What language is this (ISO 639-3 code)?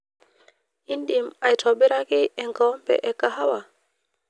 mas